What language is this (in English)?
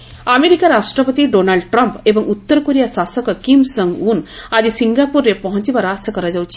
Odia